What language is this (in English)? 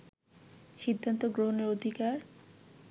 Bangla